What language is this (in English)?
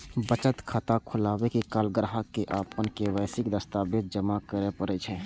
Maithili